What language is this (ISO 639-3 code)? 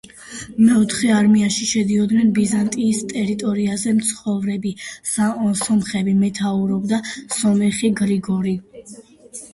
kat